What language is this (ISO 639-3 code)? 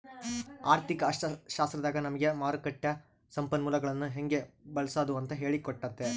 kan